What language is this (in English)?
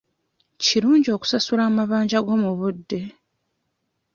Ganda